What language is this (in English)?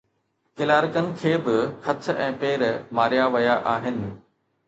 Sindhi